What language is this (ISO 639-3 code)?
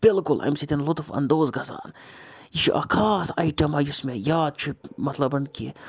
kas